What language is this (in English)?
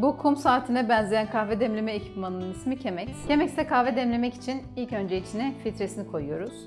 Turkish